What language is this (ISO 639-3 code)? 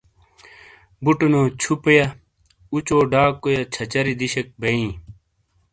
scl